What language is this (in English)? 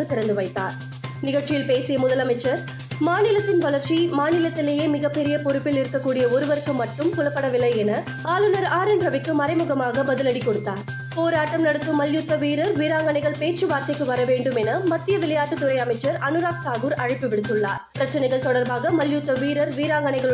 Tamil